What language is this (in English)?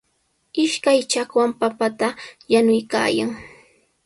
Sihuas Ancash Quechua